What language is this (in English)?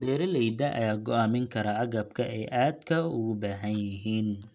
Somali